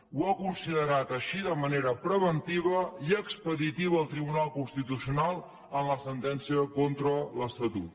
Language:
Catalan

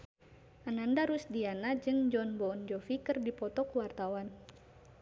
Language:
Sundanese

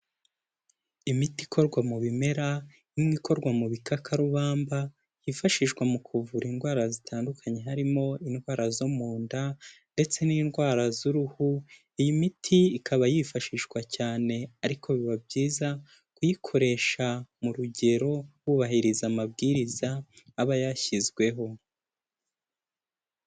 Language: Kinyarwanda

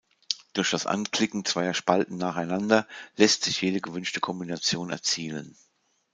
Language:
German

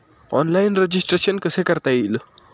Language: Marathi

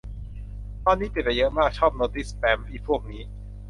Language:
Thai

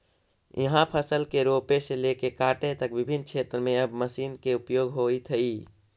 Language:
Magahi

